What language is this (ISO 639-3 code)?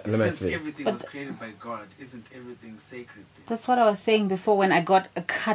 eng